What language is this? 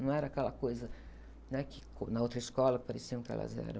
Portuguese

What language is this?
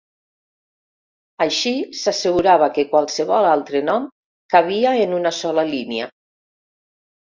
Catalan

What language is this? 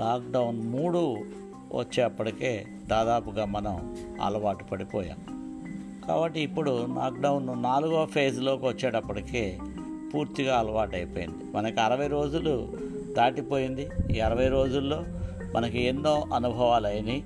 Telugu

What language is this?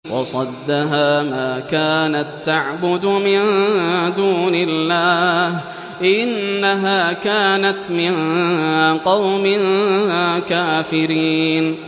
Arabic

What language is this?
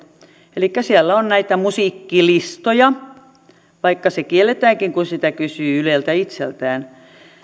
Finnish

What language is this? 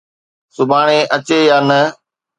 Sindhi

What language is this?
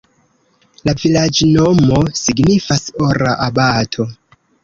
Esperanto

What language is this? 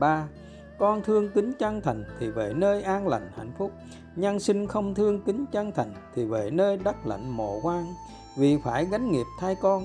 Vietnamese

